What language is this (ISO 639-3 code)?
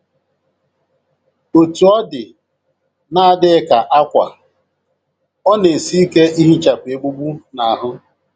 ibo